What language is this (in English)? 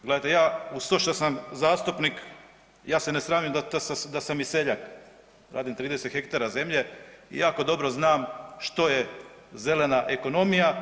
Croatian